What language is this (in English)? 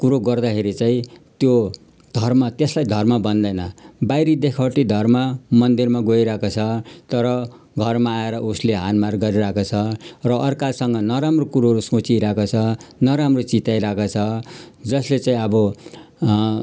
Nepali